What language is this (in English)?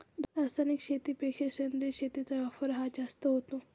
Marathi